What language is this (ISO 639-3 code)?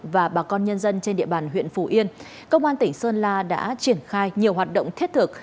vie